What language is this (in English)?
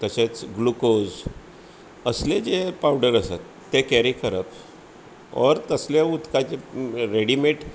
Konkani